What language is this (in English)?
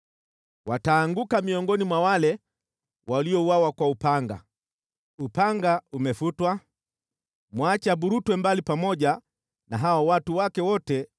Swahili